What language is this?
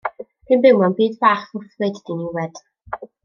Welsh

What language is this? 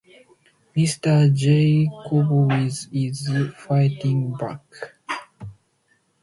English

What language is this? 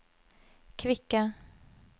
Norwegian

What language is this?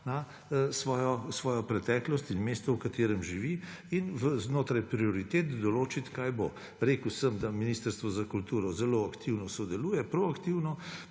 Slovenian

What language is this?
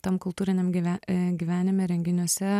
Lithuanian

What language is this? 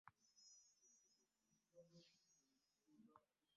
Ganda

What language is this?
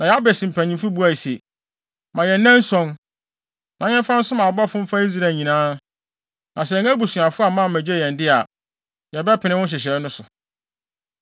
Akan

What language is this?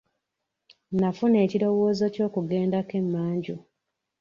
Ganda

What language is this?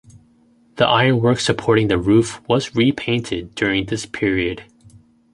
English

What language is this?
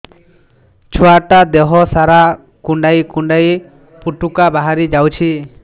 Odia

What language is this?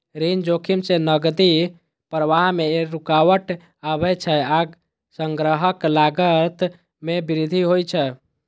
Maithili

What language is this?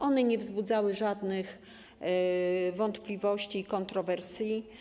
Polish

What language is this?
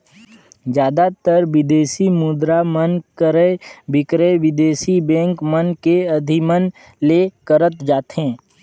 Chhattisgarhi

